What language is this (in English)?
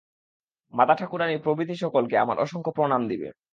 Bangla